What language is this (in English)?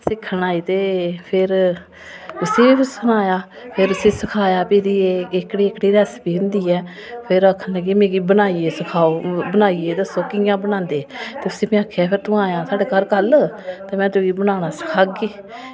Dogri